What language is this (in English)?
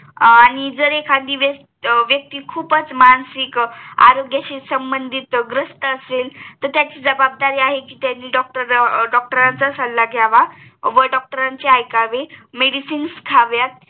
Marathi